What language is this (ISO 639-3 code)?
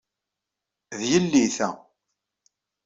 kab